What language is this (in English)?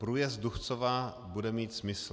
Czech